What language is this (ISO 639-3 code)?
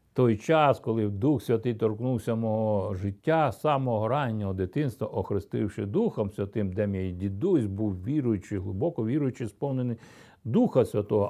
ukr